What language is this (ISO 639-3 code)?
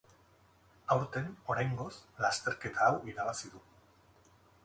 eus